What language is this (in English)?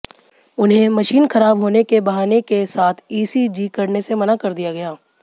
Hindi